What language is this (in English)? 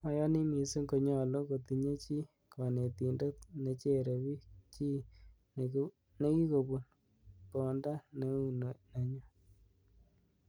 Kalenjin